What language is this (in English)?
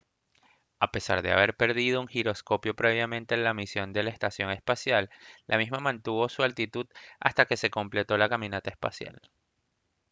Spanish